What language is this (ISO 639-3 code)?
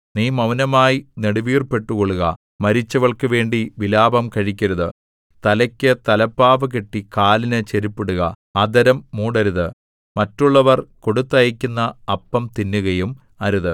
mal